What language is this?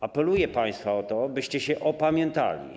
Polish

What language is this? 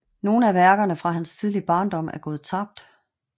Danish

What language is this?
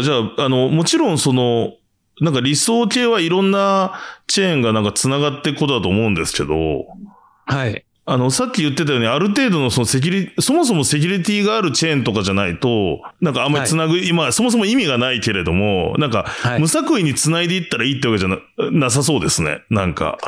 Japanese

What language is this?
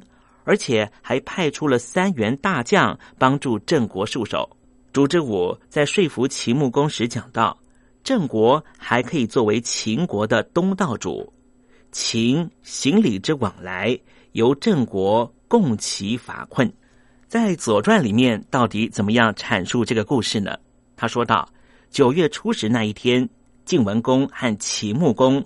Chinese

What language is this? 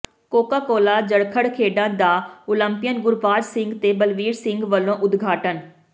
Punjabi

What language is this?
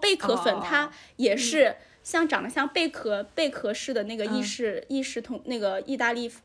Chinese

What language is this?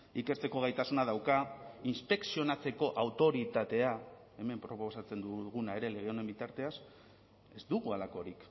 Basque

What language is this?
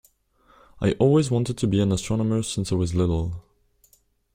English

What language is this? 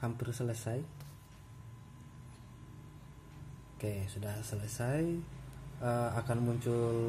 Indonesian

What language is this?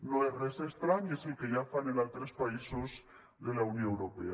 Catalan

